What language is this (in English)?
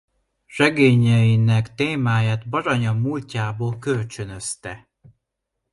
Hungarian